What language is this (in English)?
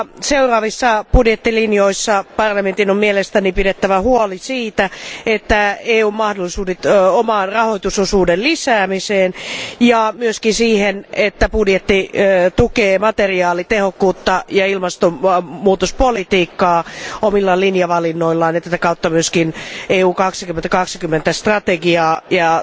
Finnish